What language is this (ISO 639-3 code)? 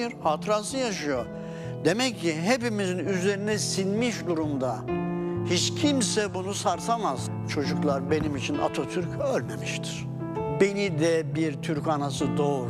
tur